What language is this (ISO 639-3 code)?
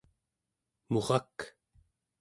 esu